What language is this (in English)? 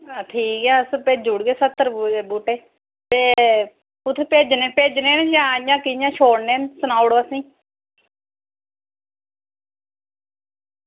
Dogri